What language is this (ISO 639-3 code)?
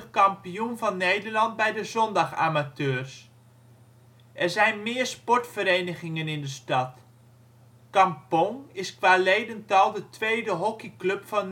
nld